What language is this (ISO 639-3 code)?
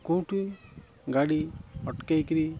ori